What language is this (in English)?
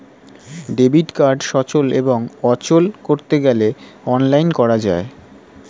Bangla